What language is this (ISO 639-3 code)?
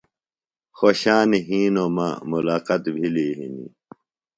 phl